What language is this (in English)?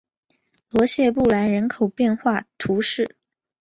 Chinese